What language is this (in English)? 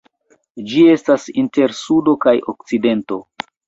Esperanto